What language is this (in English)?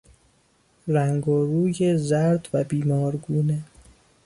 Persian